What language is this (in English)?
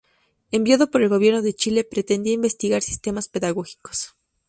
Spanish